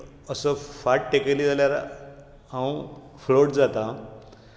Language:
Konkani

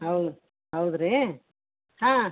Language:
Kannada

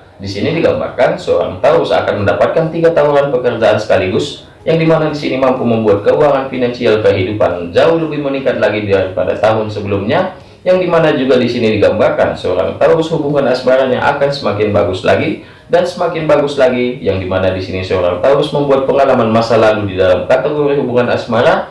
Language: Indonesian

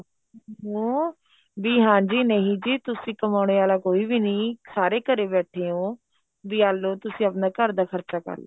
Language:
Punjabi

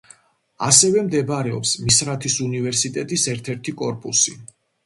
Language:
Georgian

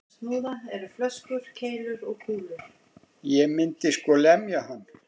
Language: Icelandic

